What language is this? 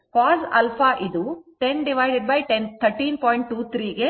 Kannada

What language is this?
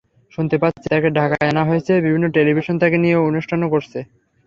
Bangla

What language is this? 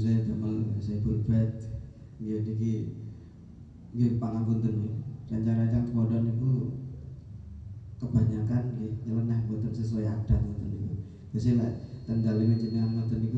Indonesian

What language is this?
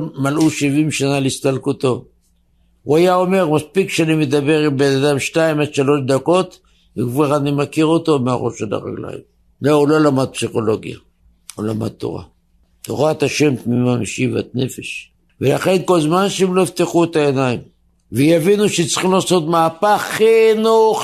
Hebrew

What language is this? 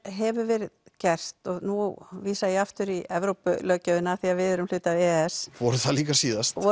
Icelandic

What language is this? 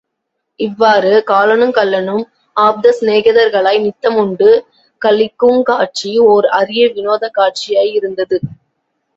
Tamil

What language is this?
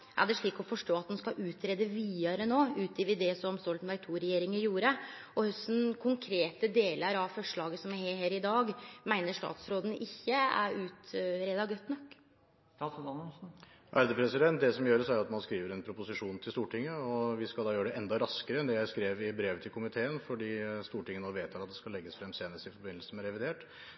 Norwegian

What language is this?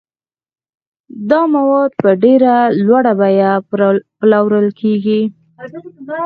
Pashto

